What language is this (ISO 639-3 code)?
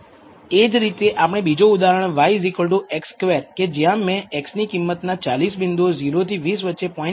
guj